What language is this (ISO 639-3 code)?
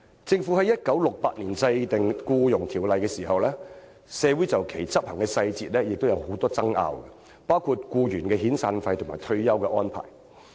yue